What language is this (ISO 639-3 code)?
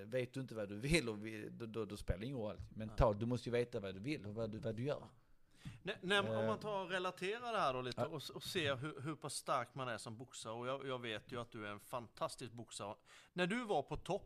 swe